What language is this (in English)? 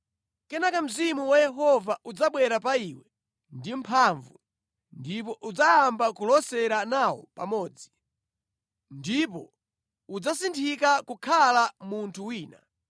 Nyanja